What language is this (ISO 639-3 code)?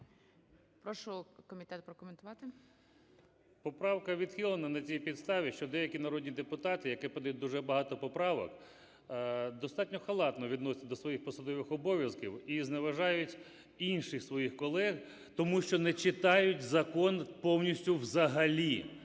ukr